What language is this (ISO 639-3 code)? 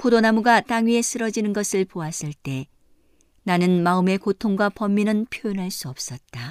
kor